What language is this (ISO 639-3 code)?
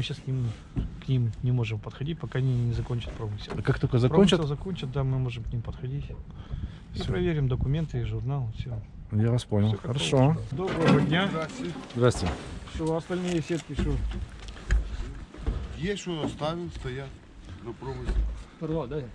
rus